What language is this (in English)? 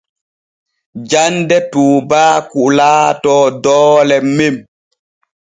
Borgu Fulfulde